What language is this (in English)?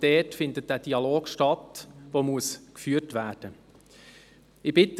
Swiss German